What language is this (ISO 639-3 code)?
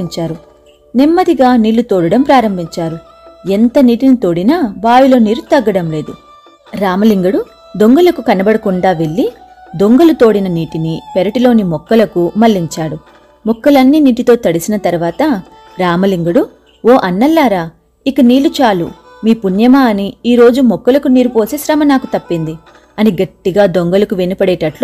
tel